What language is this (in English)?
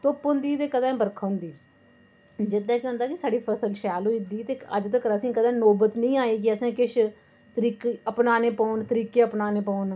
Dogri